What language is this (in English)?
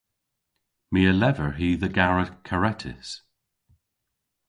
Cornish